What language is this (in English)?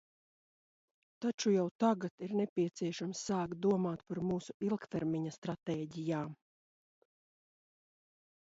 Latvian